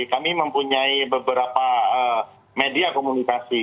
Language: Indonesian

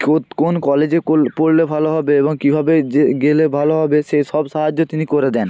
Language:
Bangla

